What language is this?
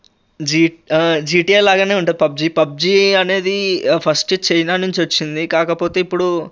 Telugu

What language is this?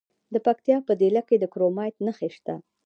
Pashto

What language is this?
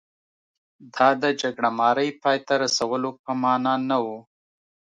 Pashto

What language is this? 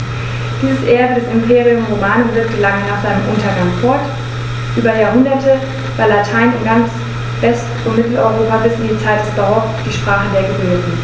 German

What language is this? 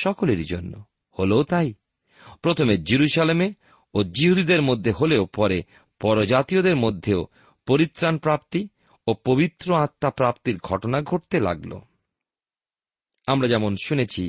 Bangla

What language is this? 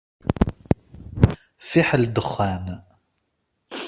Kabyle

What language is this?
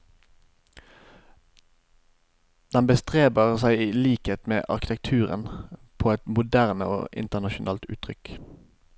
Norwegian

